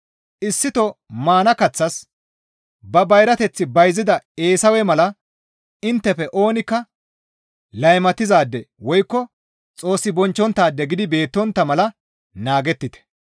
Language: Gamo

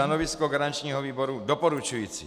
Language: Czech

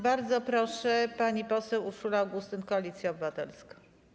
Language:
Polish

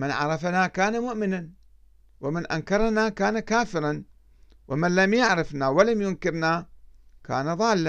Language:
Arabic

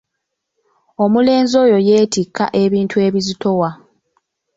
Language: Ganda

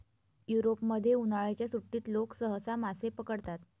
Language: Marathi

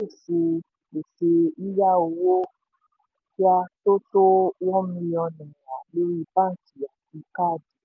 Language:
Yoruba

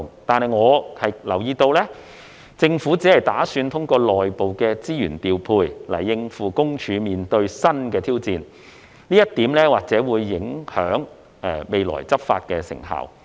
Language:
Cantonese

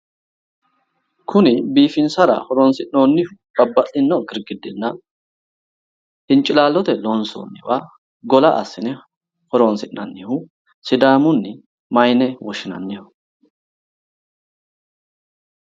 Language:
Sidamo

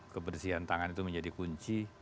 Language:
Indonesian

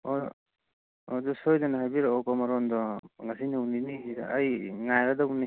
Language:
Manipuri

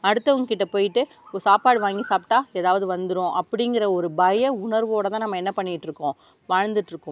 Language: Tamil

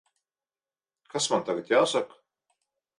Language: Latvian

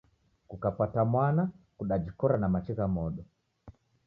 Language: Taita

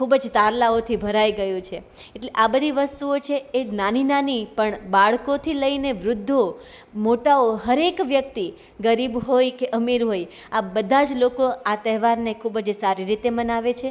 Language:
Gujarati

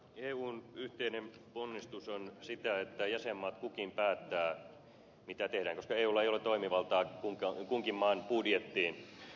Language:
Finnish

